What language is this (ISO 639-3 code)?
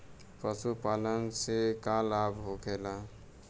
bho